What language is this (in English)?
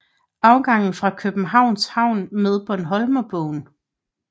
Danish